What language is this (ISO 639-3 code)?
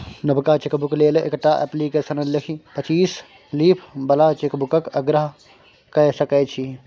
mai